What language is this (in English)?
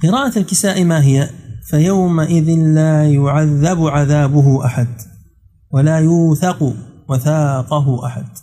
Arabic